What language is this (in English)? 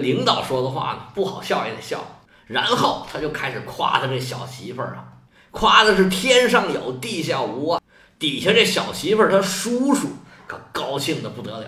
Chinese